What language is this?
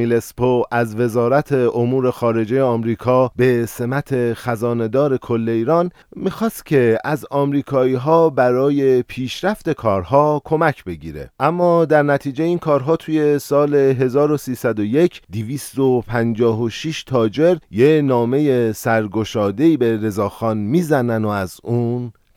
Persian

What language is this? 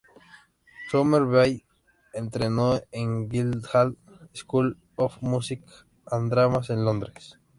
Spanish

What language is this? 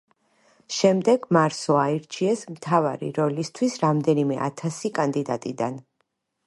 Georgian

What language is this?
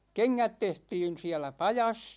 Finnish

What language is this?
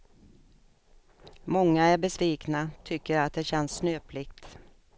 Swedish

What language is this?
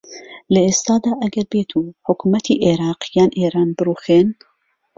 Central Kurdish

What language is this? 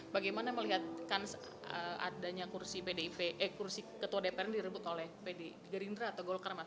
Indonesian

